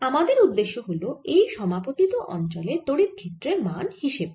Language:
Bangla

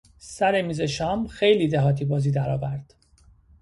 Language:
Persian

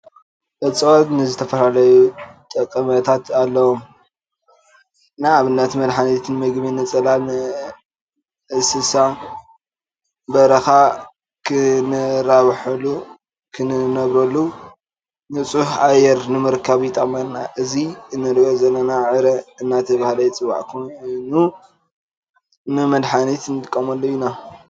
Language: Tigrinya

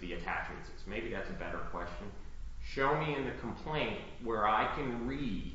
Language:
English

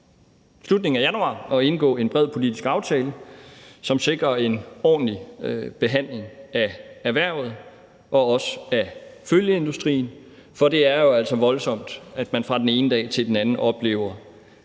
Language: Danish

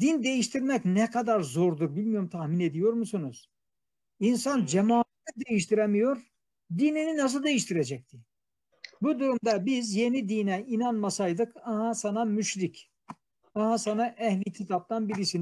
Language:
Turkish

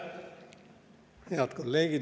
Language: Estonian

